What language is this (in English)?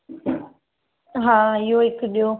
Sindhi